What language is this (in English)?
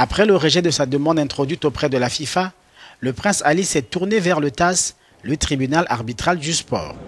French